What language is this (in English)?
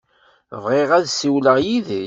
Kabyle